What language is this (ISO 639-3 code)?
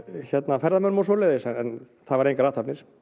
isl